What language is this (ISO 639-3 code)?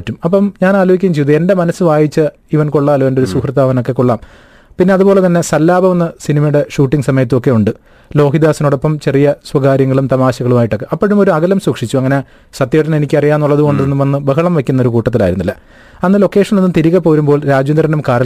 mal